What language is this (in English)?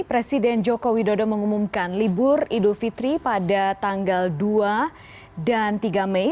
Indonesian